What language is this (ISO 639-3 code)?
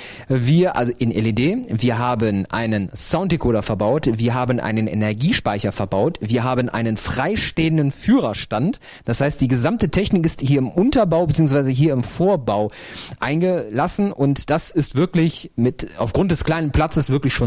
deu